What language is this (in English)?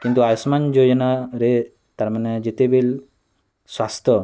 Odia